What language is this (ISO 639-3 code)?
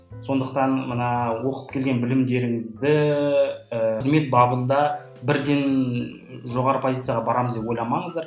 kaz